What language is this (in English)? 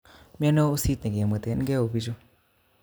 Kalenjin